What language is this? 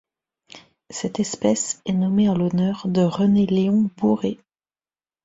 French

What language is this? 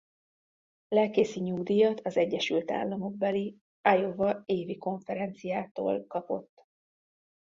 Hungarian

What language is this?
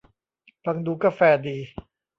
Thai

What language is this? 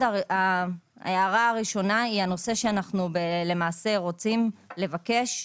Hebrew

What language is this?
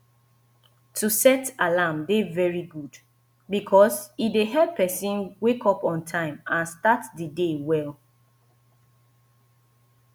Nigerian Pidgin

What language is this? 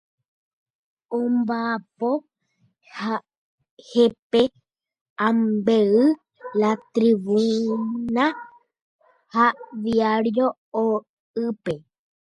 Guarani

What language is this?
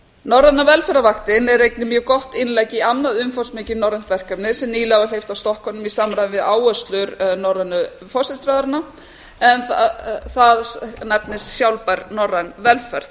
Icelandic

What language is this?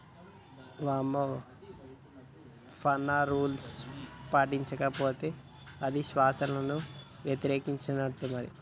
Telugu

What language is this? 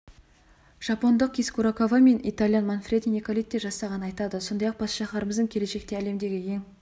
Kazakh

